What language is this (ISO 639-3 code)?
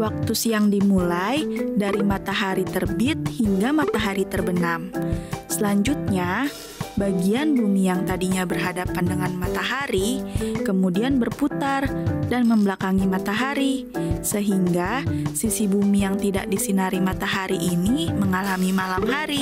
ind